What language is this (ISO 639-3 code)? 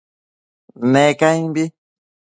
mcf